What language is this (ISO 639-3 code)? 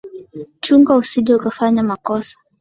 swa